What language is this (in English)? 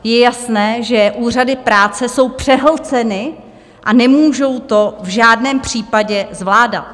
Czech